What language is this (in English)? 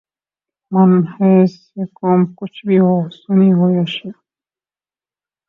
Urdu